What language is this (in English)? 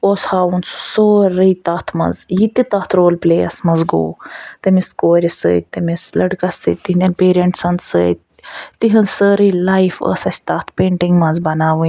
Kashmiri